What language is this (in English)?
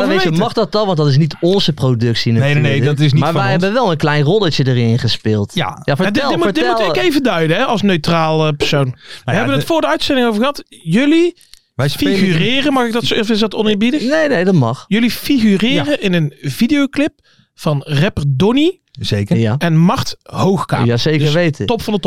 Dutch